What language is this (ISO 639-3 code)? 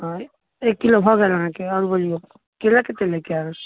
mai